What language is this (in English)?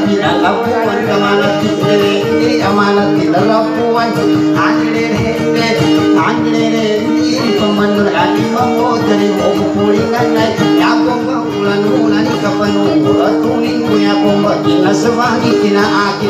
Indonesian